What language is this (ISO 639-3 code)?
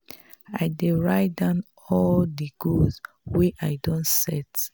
pcm